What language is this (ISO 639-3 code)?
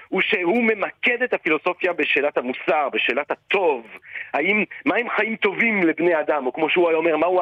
heb